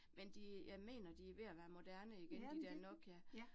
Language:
Danish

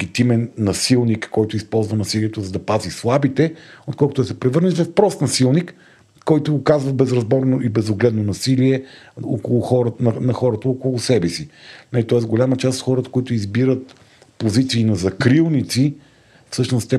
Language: Bulgarian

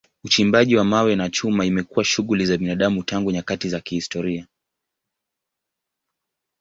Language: Swahili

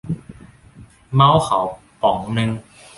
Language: Thai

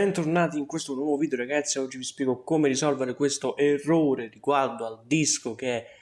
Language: Italian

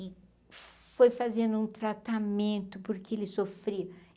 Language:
Portuguese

